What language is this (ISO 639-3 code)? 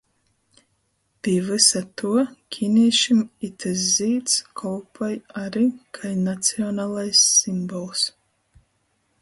ltg